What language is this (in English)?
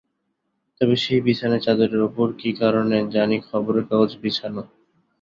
Bangla